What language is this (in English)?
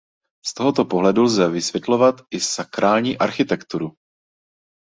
Czech